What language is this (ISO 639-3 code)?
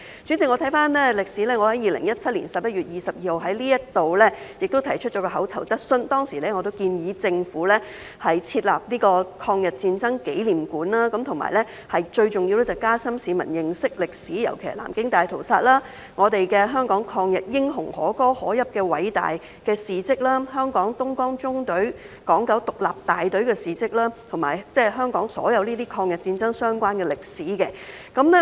yue